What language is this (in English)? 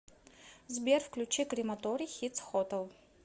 Russian